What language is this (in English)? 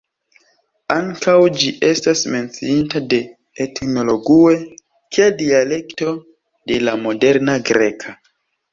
Esperanto